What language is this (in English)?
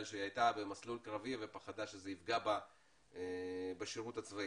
Hebrew